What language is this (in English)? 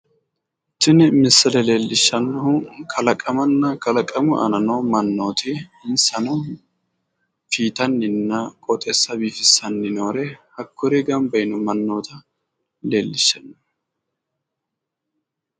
Sidamo